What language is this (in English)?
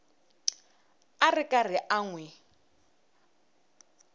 Tsonga